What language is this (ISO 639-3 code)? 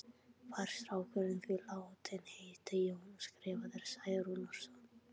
isl